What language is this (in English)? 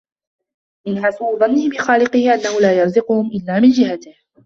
Arabic